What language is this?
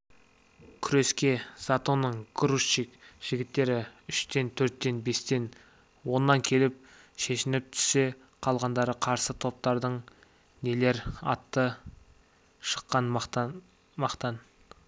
Kazakh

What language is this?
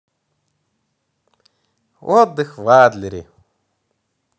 Russian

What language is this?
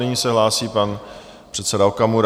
Czech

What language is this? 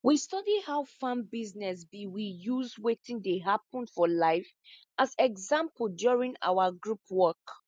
Nigerian Pidgin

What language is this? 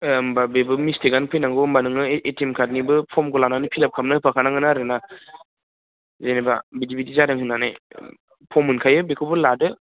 Bodo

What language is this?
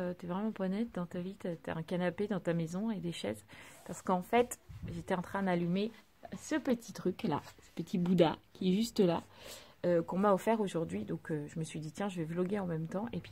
French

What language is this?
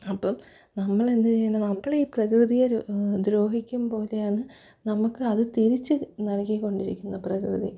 Malayalam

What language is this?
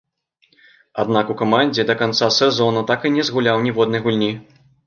Belarusian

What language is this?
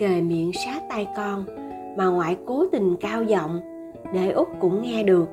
Vietnamese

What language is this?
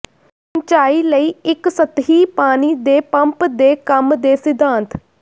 Punjabi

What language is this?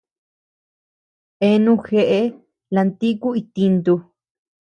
Tepeuxila Cuicatec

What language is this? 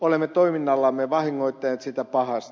Finnish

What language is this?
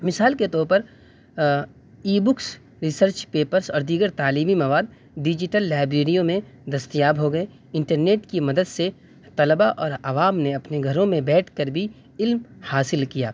Urdu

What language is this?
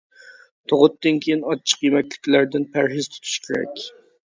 Uyghur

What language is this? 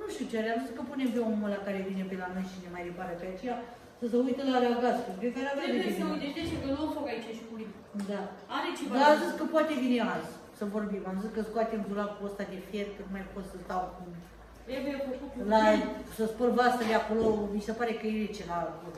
Romanian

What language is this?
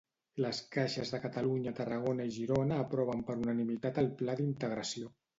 Catalan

